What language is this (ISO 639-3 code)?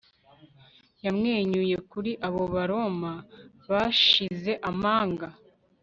kin